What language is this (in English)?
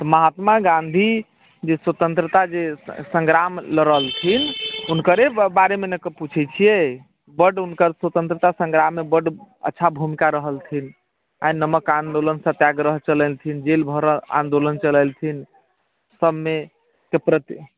Maithili